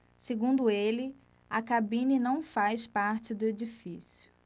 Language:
Portuguese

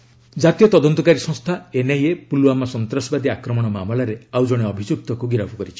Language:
Odia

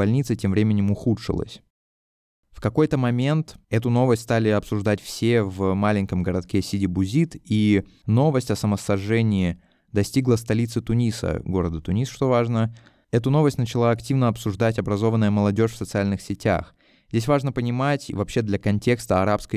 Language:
Russian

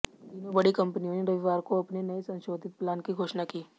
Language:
Hindi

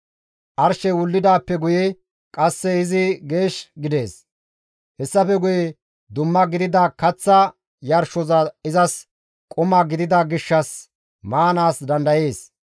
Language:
Gamo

